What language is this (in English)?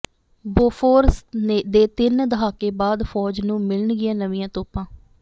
Punjabi